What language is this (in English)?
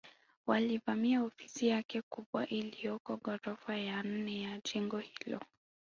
Swahili